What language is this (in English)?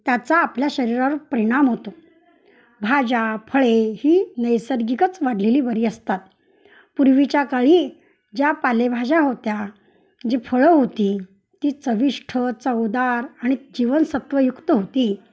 Marathi